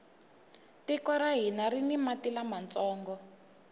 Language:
Tsonga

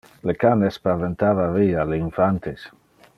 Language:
Interlingua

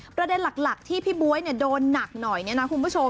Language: Thai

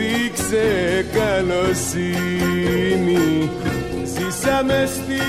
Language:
Greek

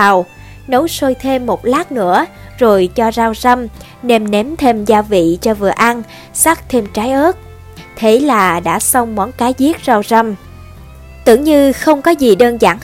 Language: Vietnamese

